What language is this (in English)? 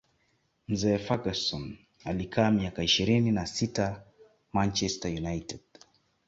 Swahili